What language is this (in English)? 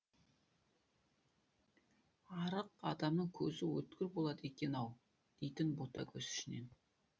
Kazakh